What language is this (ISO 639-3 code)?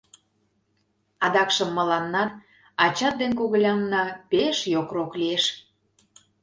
chm